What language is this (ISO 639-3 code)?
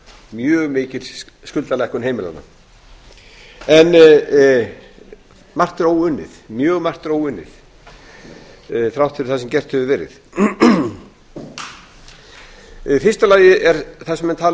isl